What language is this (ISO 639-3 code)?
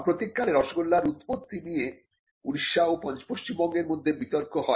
ben